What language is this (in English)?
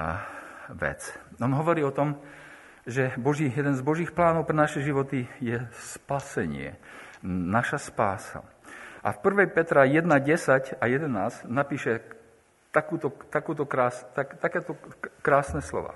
Slovak